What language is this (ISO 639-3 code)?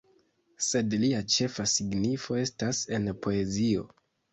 epo